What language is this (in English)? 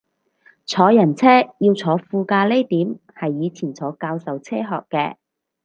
Cantonese